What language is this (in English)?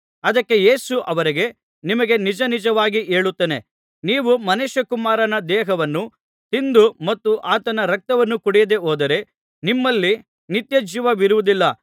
Kannada